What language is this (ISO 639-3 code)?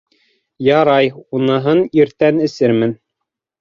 bak